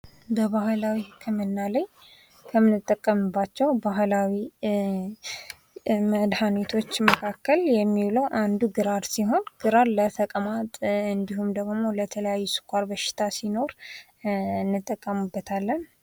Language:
Amharic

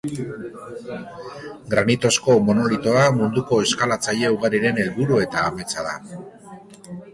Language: Basque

